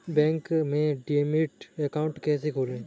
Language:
Hindi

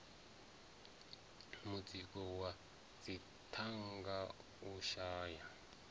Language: Venda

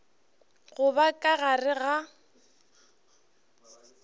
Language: Northern Sotho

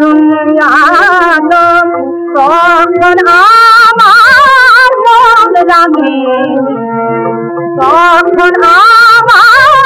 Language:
Arabic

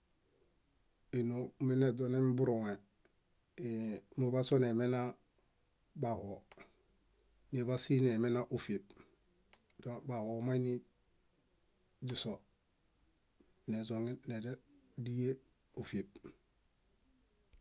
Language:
Bayot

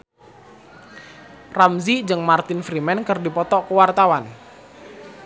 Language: Sundanese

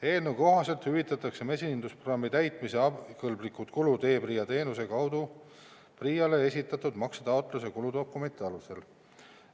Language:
Estonian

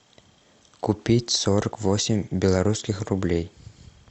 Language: Russian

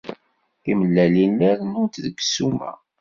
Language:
Kabyle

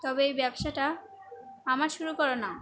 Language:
Bangla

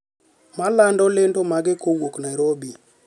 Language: Luo (Kenya and Tanzania)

